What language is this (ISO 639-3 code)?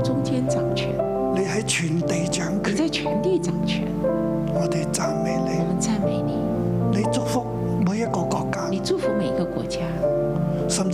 zho